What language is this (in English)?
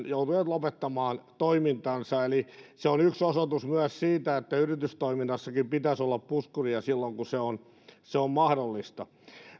Finnish